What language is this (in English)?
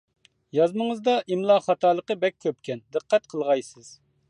Uyghur